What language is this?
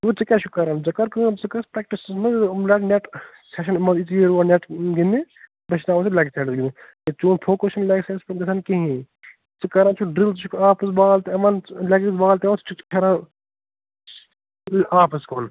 Kashmiri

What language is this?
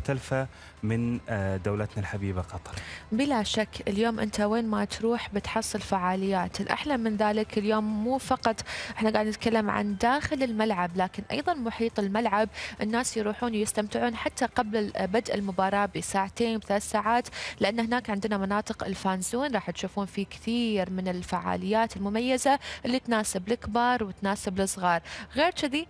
Arabic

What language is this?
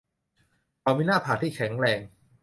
Thai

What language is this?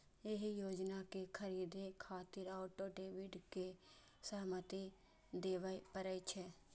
Maithili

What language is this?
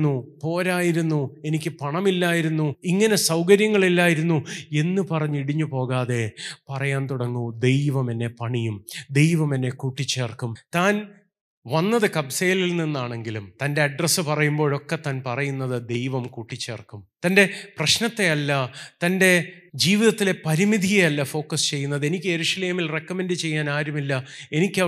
Malayalam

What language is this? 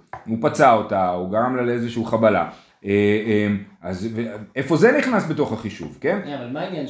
Hebrew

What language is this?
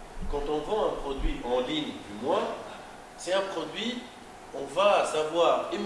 French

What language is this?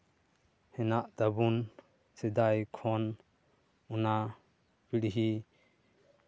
Santali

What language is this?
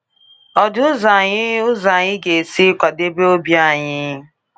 Igbo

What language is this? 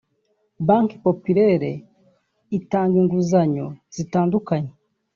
Kinyarwanda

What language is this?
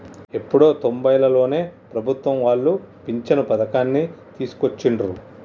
Telugu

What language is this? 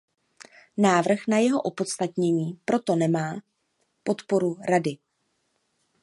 Czech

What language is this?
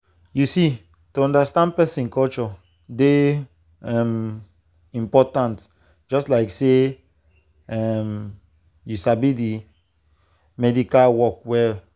Nigerian Pidgin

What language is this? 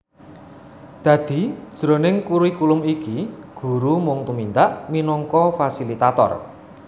Javanese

